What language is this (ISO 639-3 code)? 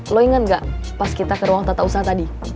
ind